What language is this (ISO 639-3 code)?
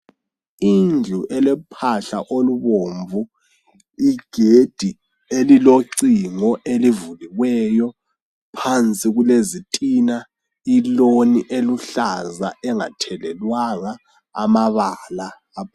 nde